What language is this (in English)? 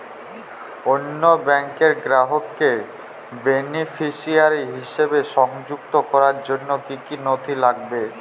Bangla